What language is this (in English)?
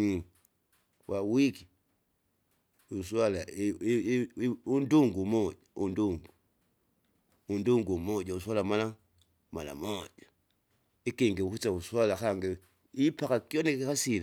Kinga